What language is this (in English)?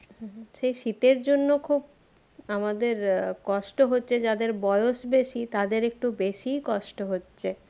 Bangla